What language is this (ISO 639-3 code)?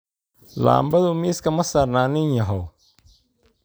som